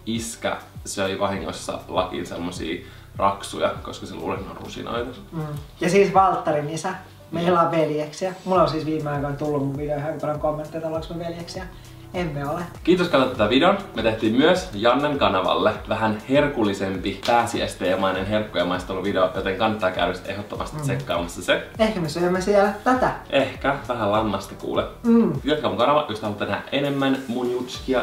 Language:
Finnish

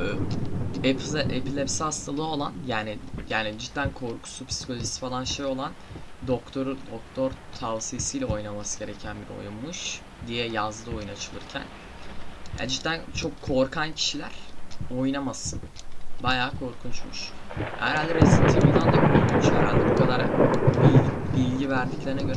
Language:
Turkish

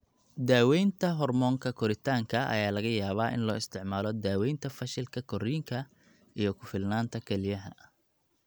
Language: Somali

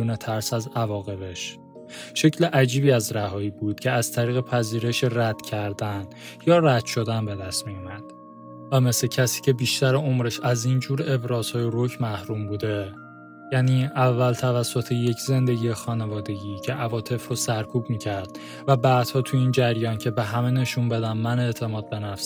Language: Persian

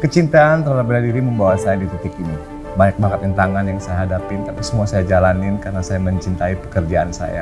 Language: Indonesian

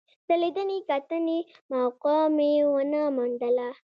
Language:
Pashto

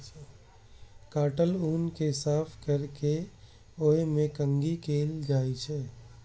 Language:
Maithili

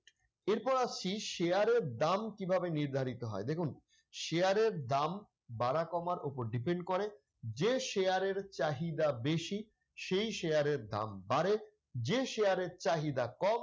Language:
Bangla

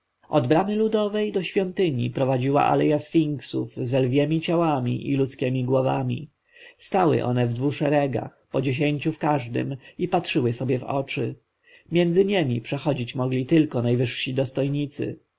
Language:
Polish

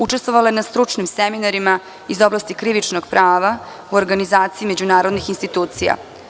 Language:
Serbian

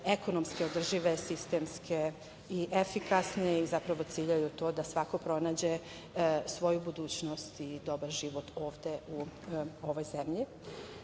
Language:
Serbian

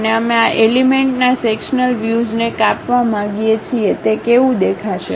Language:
Gujarati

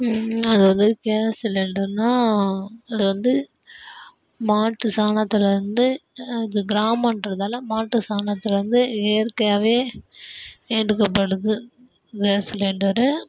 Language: Tamil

